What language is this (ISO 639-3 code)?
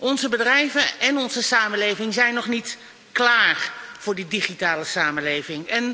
nld